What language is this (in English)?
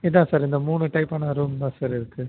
Tamil